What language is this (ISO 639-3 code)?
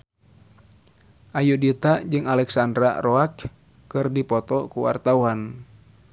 sun